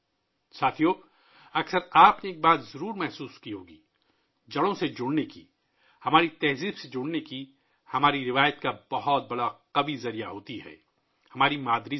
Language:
Urdu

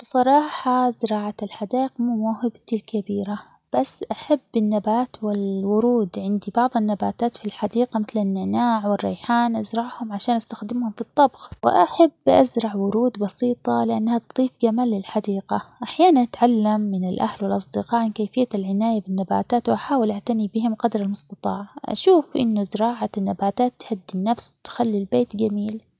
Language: Omani Arabic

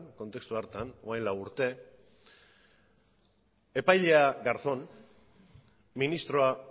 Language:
Basque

